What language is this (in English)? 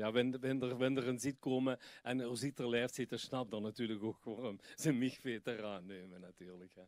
Dutch